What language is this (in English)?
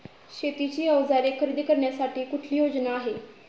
Marathi